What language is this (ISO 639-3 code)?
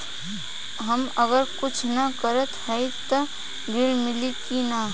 bho